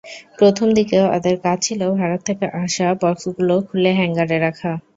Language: Bangla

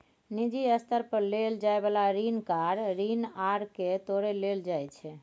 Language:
Maithili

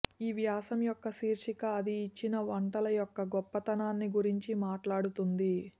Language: Telugu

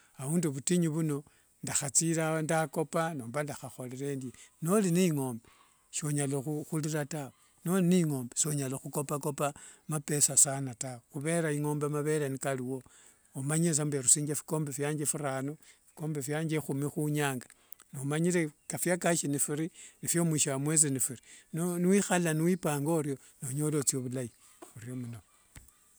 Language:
Wanga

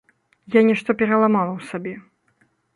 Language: Belarusian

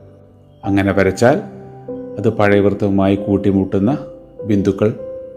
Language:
Malayalam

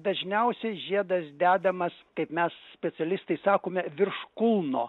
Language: Lithuanian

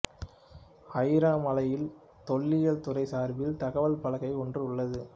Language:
Tamil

